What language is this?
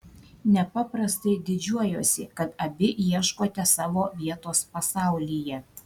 Lithuanian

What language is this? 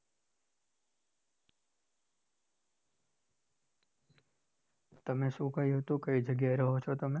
Gujarati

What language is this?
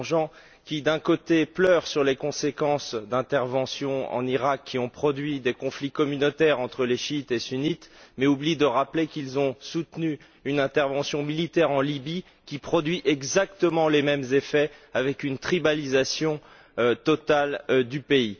French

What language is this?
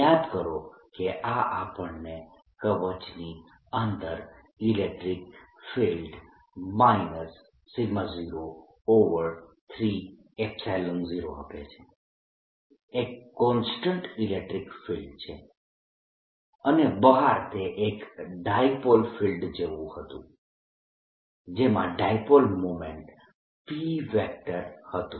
Gujarati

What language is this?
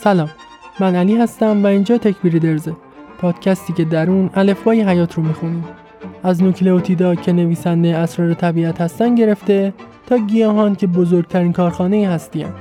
Persian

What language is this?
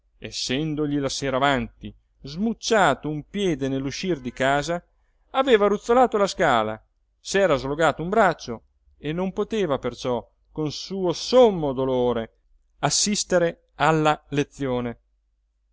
Italian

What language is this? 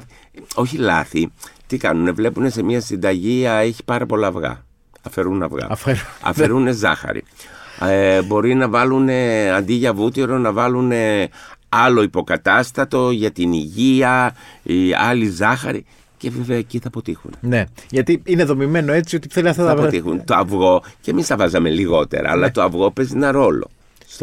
Greek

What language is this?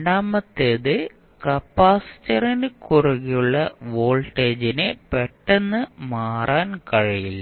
Malayalam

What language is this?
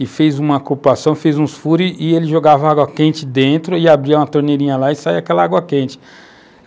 Portuguese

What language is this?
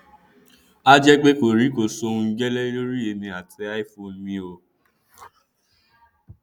Yoruba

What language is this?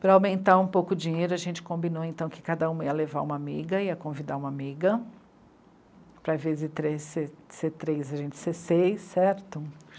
Portuguese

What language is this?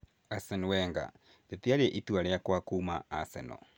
Kikuyu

